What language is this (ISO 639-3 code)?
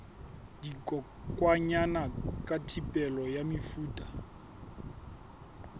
sot